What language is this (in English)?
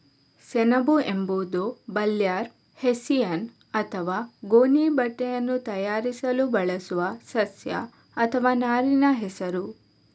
Kannada